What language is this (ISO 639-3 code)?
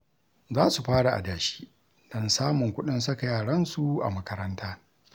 hau